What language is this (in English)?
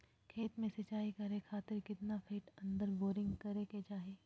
Magahi